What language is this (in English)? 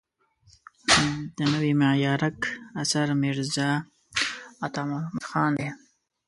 Pashto